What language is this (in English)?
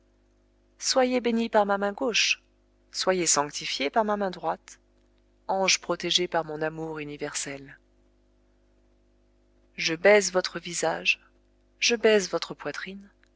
French